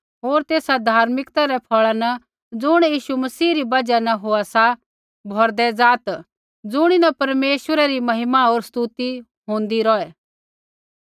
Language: Kullu Pahari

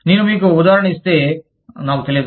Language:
Telugu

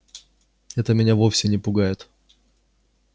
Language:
Russian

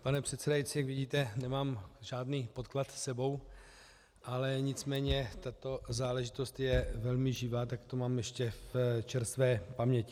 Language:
Czech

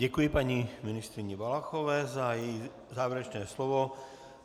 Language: Czech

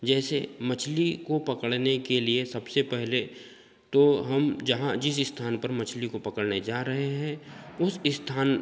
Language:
Hindi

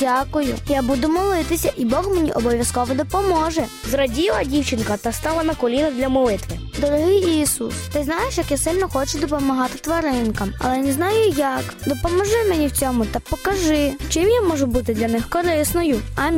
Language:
Ukrainian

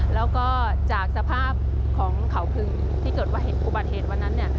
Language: Thai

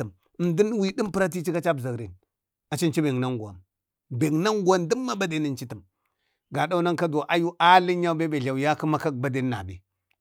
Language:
Bade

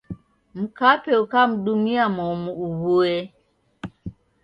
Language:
Taita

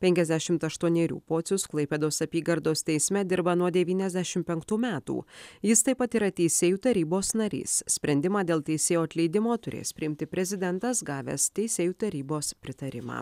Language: Lithuanian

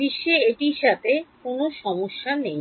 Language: Bangla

